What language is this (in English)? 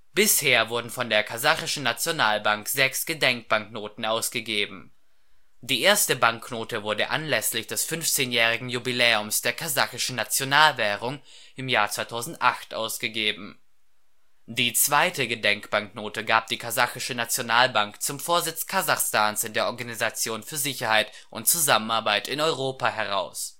German